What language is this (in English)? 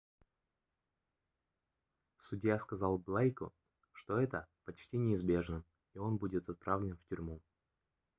Russian